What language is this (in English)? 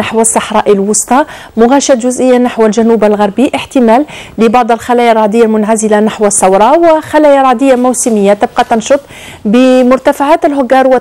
Arabic